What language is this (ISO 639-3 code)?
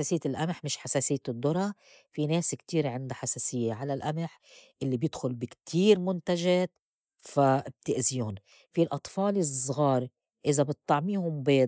apc